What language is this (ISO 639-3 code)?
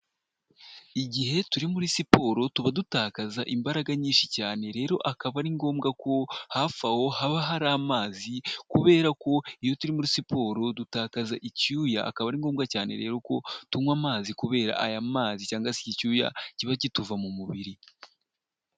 kin